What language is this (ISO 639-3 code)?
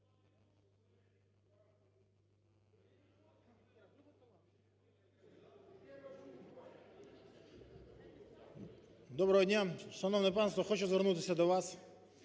ukr